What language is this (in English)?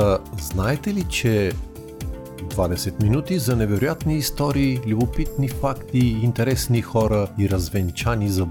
Bulgarian